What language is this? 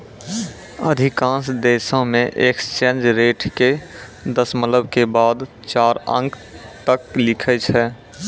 Maithili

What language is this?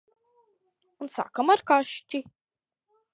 Latvian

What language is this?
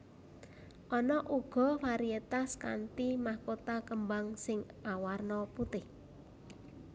Javanese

